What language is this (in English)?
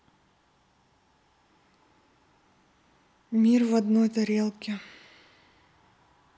Russian